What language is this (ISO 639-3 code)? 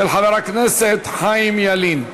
heb